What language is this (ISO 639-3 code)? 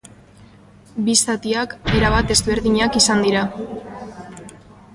eus